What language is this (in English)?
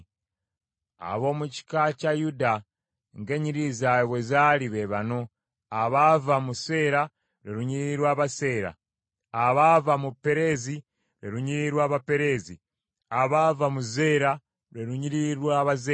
Ganda